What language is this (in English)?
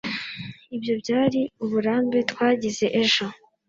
Kinyarwanda